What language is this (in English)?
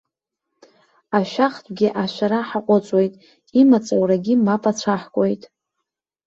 Abkhazian